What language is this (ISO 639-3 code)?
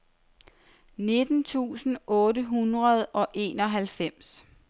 dan